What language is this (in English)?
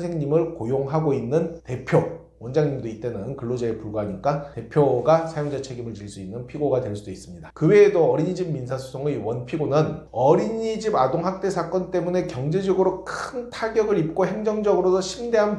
Korean